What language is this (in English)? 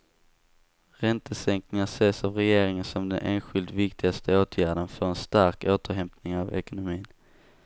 Swedish